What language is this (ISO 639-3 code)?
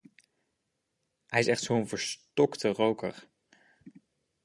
nld